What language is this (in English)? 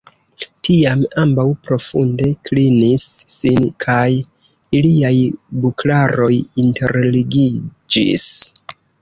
Esperanto